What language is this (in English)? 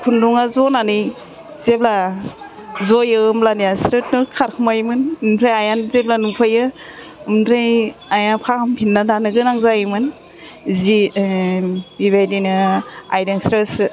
Bodo